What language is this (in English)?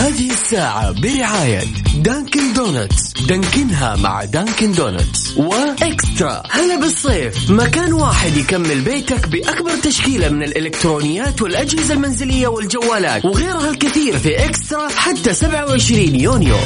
Arabic